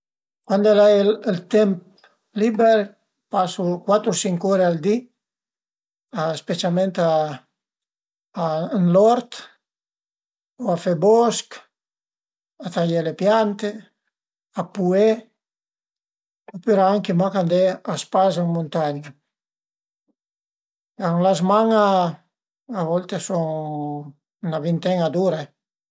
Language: Piedmontese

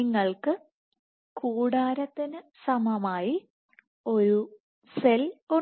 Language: Malayalam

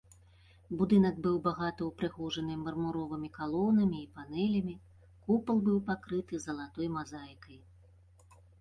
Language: Belarusian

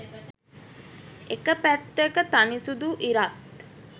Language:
Sinhala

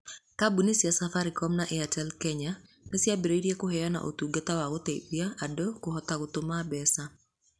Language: Kikuyu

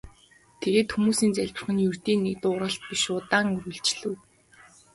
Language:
Mongolian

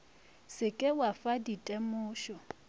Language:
Northern Sotho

